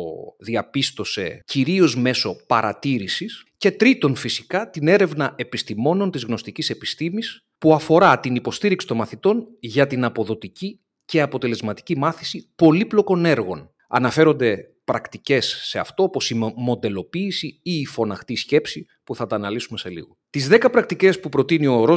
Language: Greek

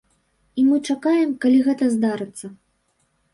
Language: Belarusian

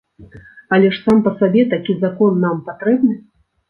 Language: Belarusian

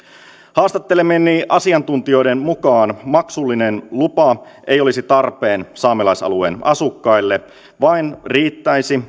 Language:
Finnish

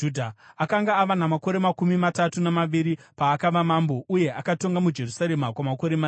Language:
Shona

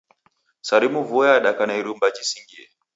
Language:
Taita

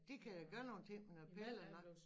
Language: Danish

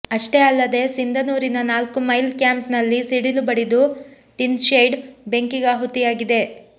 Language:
Kannada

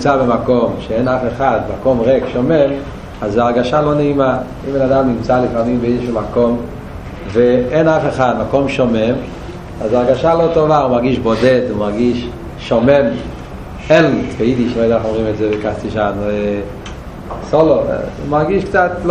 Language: Hebrew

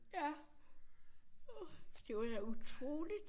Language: Danish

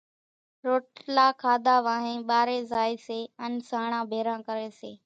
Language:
Kachi Koli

